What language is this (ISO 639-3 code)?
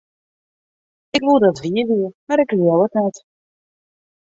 fry